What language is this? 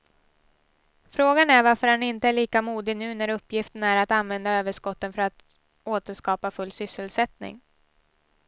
Swedish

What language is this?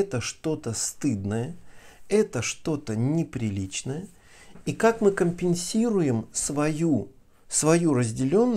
Russian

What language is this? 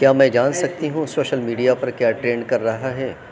Urdu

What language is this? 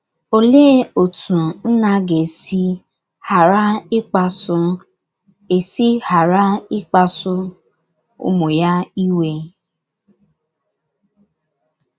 Igbo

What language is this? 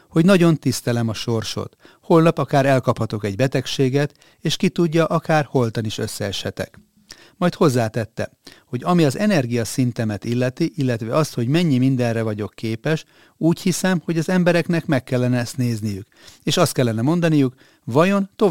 Hungarian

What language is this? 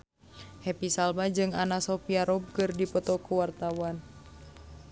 Sundanese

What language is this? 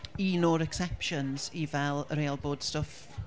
Welsh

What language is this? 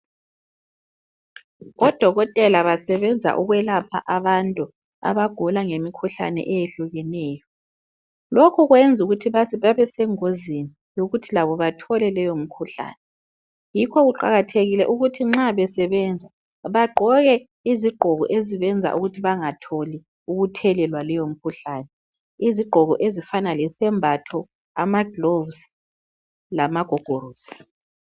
North Ndebele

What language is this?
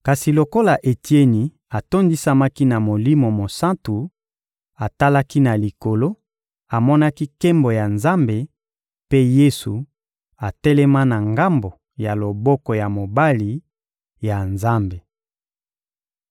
Lingala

